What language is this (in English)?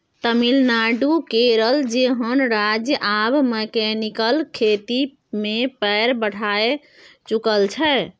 Maithili